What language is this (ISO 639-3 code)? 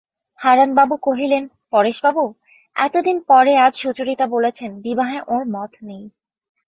ben